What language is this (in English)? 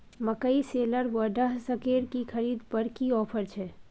Maithili